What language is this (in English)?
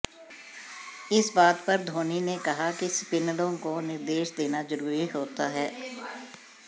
Hindi